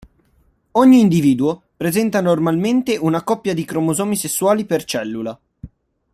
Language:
Italian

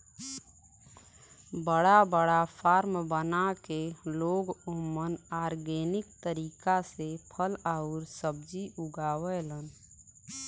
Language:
Bhojpuri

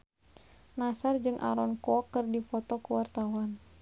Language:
Sundanese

